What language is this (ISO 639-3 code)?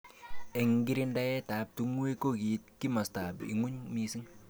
kln